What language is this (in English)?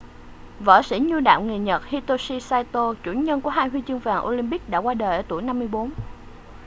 Vietnamese